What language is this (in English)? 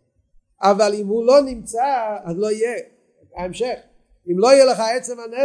Hebrew